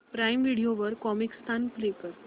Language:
Marathi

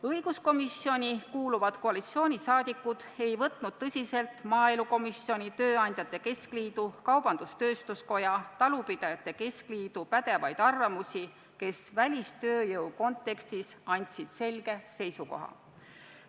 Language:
Estonian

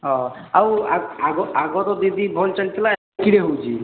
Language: Odia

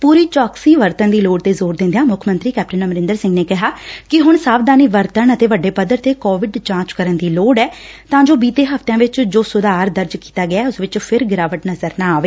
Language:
Punjabi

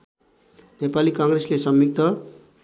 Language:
Nepali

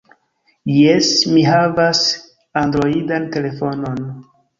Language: Esperanto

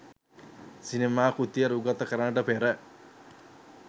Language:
Sinhala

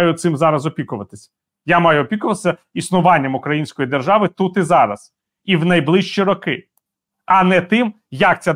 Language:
Ukrainian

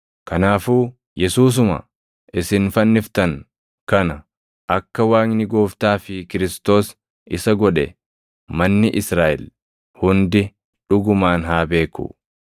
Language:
Oromo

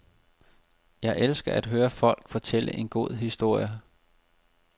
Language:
Danish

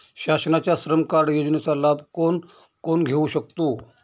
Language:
Marathi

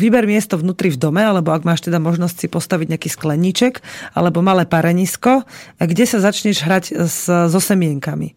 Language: Slovak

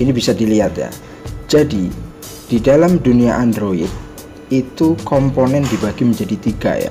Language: Indonesian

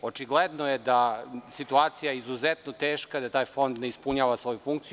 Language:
Serbian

